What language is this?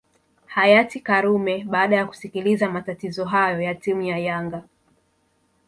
Swahili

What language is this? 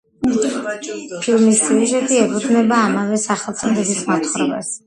Georgian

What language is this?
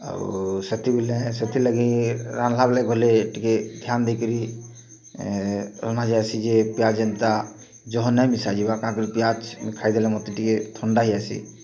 Odia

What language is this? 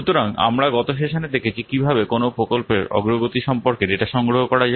Bangla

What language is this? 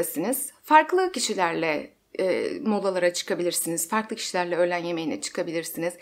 Turkish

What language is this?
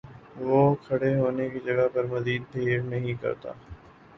Urdu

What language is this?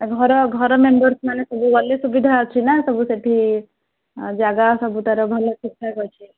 Odia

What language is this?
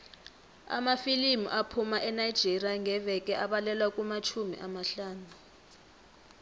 South Ndebele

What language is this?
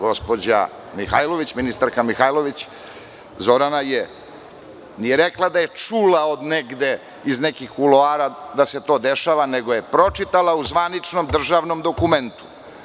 Serbian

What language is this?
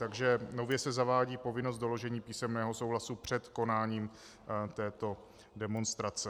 Czech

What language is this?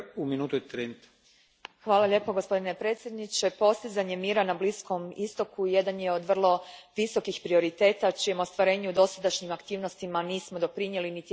Croatian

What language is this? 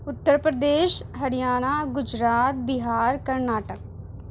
Urdu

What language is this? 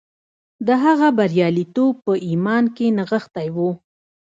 Pashto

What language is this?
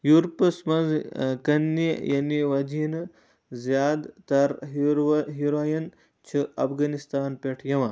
Kashmiri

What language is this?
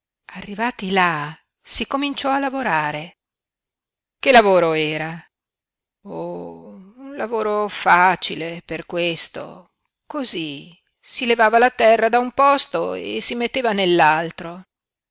Italian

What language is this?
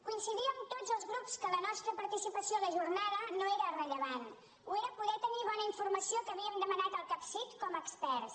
Catalan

